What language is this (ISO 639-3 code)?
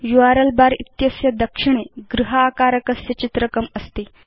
san